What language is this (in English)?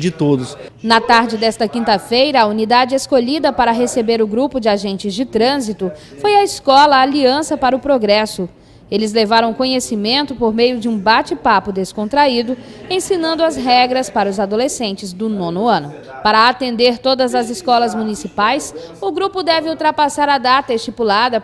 Portuguese